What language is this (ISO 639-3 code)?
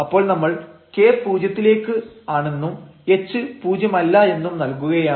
mal